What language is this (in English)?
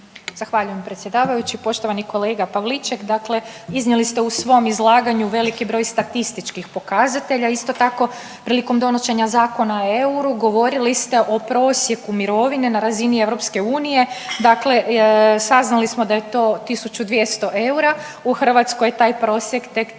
Croatian